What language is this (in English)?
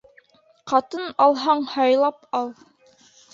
Bashkir